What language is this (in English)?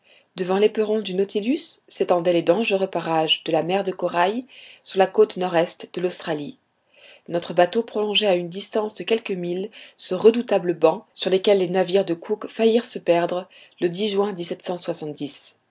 French